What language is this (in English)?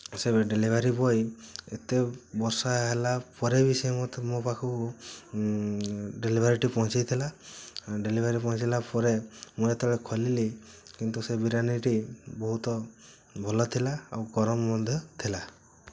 Odia